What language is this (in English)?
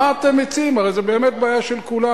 Hebrew